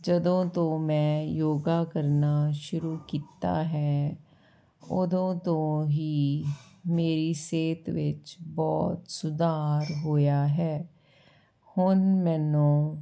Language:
Punjabi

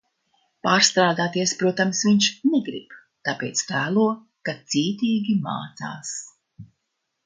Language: Latvian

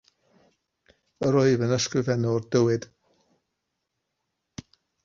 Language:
Welsh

